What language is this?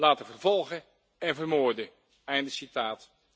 Dutch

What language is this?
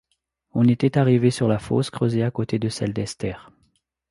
French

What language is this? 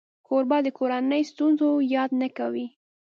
Pashto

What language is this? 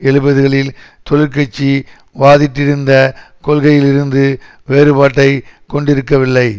Tamil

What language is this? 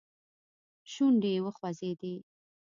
Pashto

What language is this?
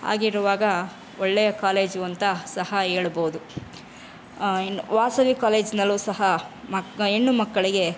Kannada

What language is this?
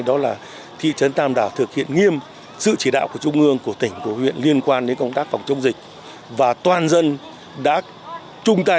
Vietnamese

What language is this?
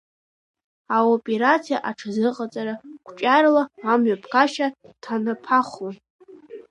Abkhazian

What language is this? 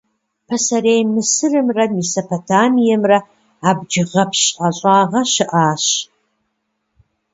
Kabardian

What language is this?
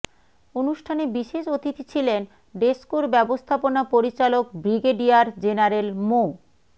Bangla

